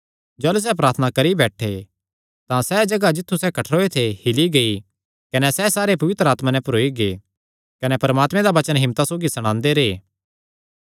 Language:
Kangri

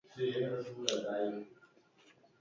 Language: Basque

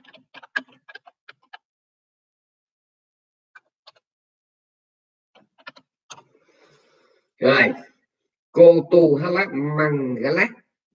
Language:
Vietnamese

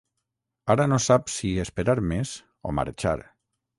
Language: Catalan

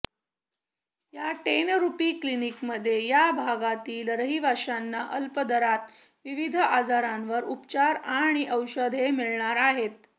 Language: Marathi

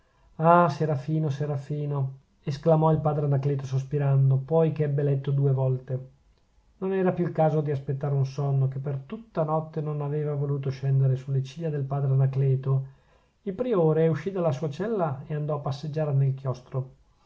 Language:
Italian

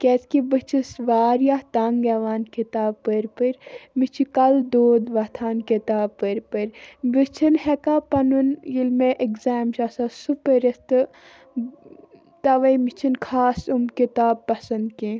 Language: Kashmiri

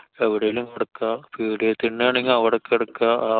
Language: Malayalam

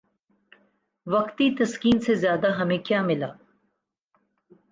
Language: Urdu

